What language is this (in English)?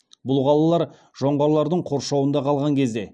Kazakh